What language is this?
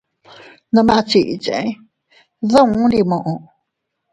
Teutila Cuicatec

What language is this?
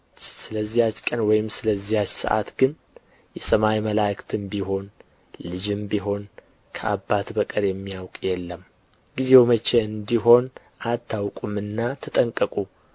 Amharic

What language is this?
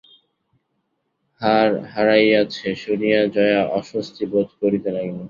Bangla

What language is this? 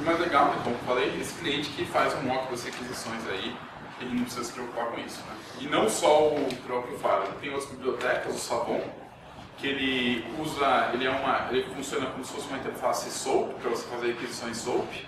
Portuguese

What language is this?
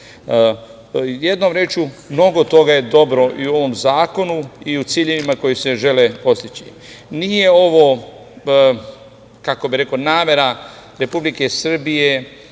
Serbian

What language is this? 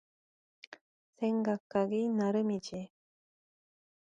Korean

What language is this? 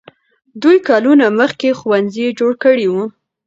Pashto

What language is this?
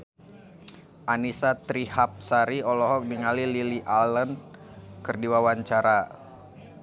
Sundanese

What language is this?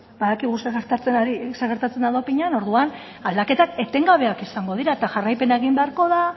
Basque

